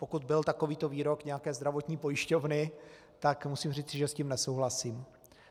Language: Czech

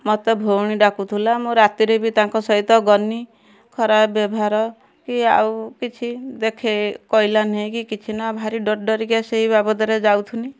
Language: Odia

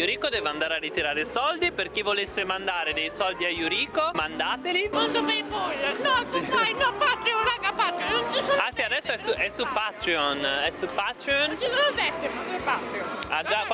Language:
Italian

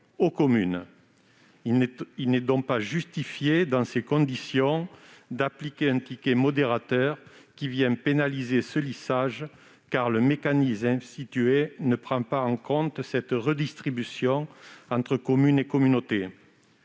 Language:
French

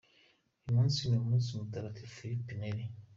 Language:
Kinyarwanda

